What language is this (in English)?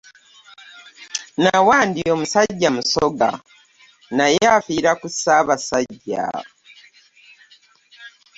Ganda